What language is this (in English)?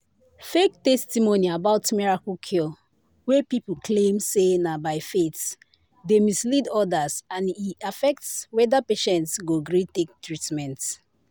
Nigerian Pidgin